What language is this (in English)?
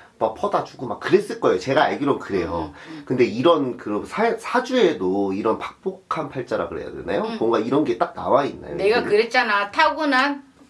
Korean